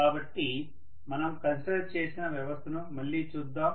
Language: Telugu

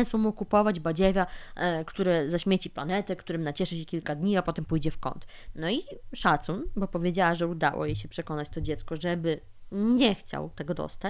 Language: Polish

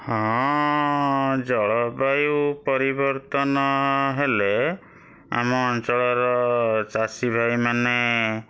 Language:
Odia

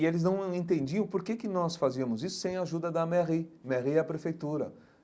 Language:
Portuguese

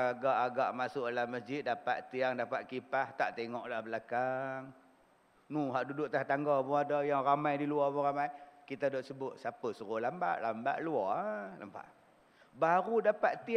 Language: Malay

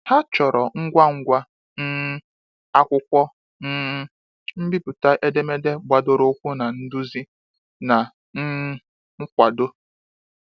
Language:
Igbo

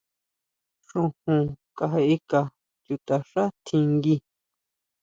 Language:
Huautla Mazatec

